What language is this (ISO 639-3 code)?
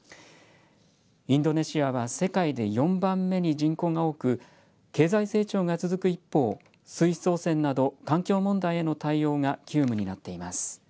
jpn